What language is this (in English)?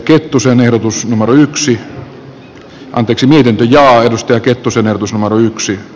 Finnish